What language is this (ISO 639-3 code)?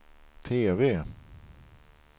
swe